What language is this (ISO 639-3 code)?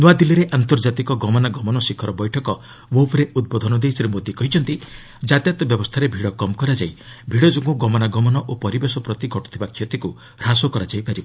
ori